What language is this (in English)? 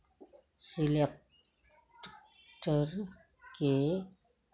Maithili